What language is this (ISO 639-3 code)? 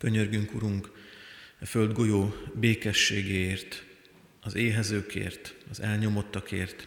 hun